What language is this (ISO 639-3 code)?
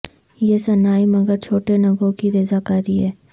urd